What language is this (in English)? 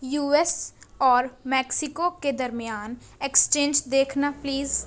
Urdu